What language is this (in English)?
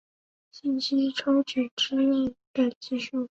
Chinese